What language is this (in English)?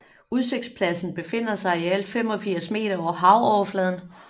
Danish